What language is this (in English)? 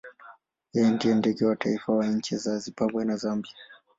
Swahili